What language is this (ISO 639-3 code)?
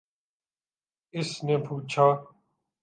urd